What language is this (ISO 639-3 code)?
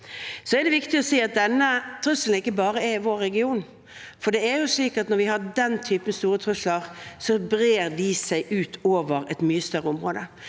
nor